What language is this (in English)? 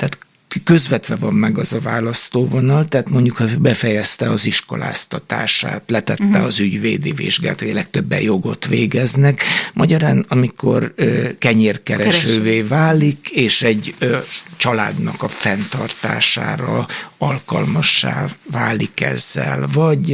Hungarian